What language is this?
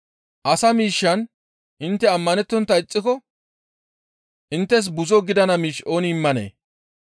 Gamo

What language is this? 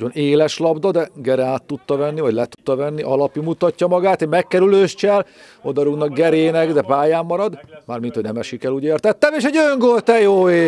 Hungarian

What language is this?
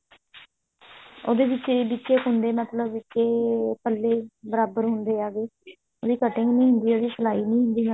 Punjabi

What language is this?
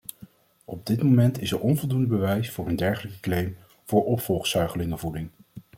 Dutch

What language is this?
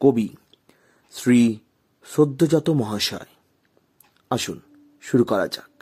Bangla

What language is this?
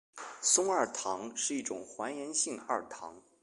Chinese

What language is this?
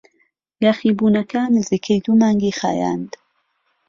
Central Kurdish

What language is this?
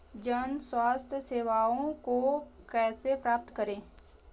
Hindi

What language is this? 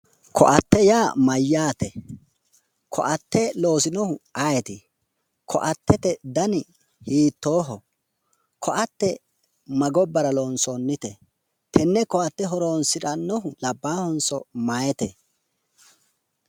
Sidamo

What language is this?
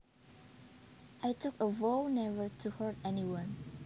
Javanese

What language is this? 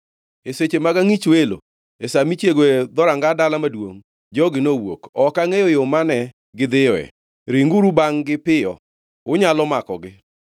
Luo (Kenya and Tanzania)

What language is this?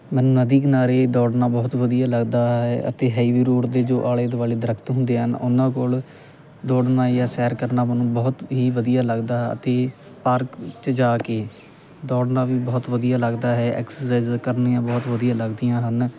Punjabi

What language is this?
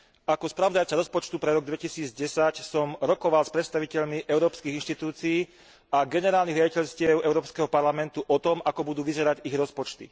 Slovak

